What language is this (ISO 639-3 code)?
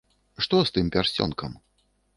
bel